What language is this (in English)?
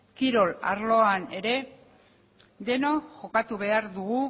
Basque